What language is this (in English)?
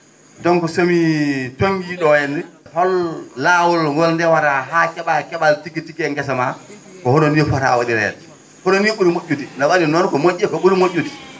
Fula